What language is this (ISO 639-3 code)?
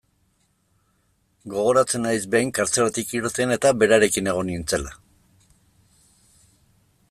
eus